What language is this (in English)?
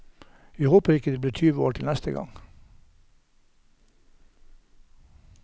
Norwegian